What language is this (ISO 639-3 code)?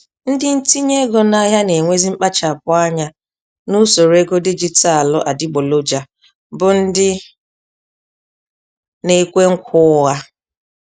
ibo